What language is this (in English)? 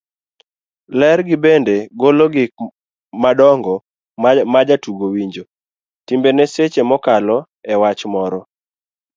Luo (Kenya and Tanzania)